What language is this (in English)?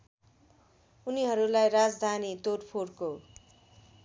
Nepali